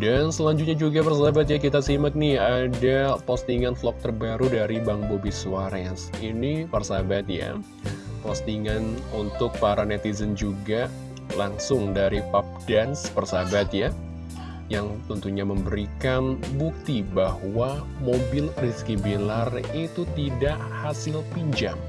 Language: Indonesian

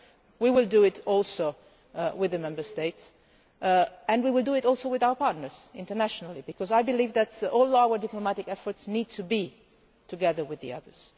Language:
English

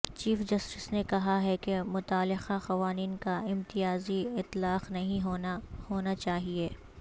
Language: Urdu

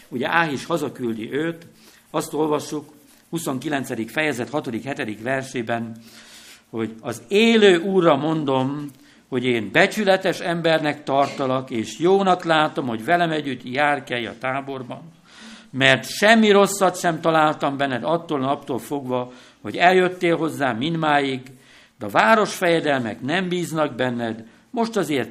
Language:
Hungarian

